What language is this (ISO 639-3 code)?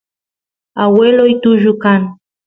qus